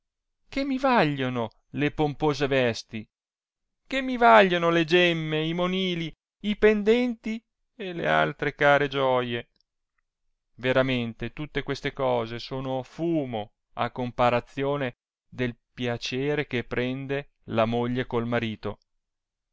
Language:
Italian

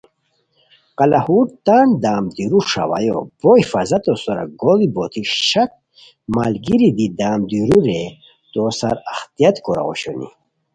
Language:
Khowar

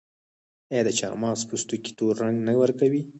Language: Pashto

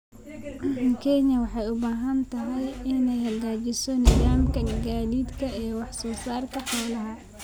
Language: Somali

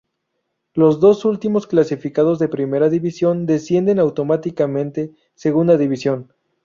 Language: Spanish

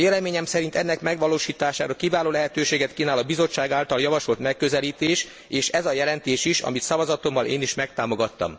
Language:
Hungarian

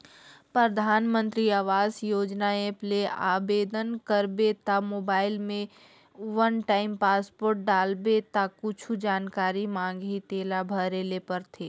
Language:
Chhattisgarhi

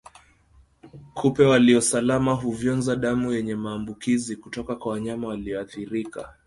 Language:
Swahili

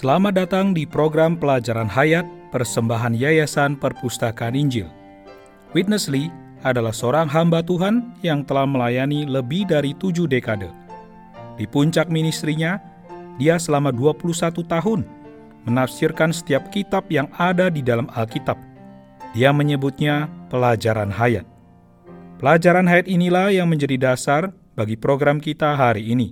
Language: Indonesian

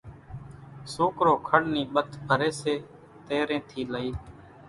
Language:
Kachi Koli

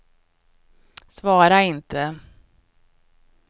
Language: Swedish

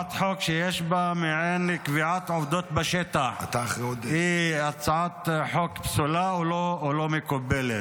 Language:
Hebrew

